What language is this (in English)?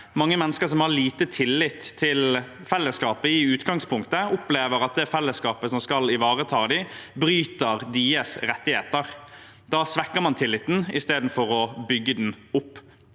Norwegian